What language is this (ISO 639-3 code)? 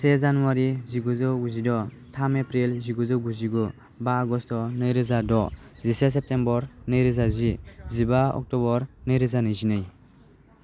brx